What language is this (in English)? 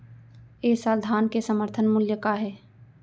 Chhattisgarhi